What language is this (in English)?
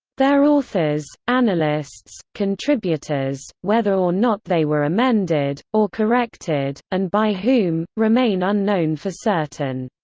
English